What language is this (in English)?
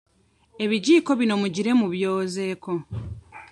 Ganda